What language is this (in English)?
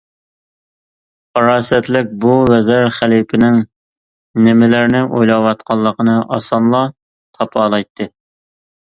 Uyghur